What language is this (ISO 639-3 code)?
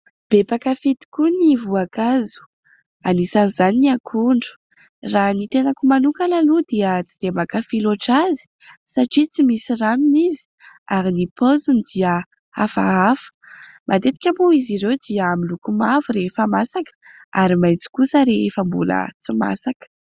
mlg